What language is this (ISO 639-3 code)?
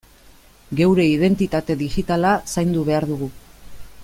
eus